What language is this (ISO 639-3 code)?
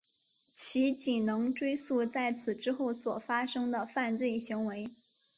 zho